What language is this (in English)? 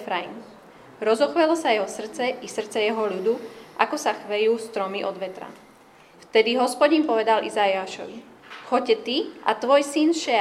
Slovak